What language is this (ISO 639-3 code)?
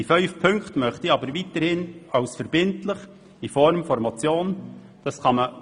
gsw